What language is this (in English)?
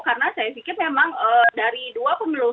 Indonesian